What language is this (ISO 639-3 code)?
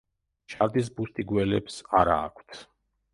kat